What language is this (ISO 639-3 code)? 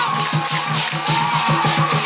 tha